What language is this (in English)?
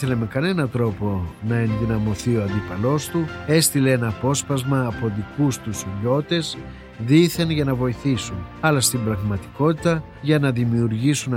Greek